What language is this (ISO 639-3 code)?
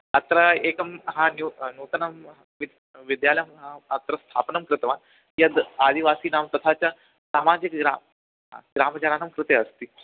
san